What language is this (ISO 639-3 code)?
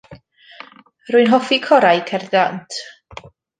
cym